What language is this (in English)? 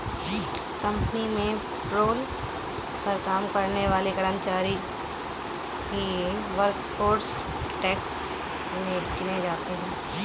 Hindi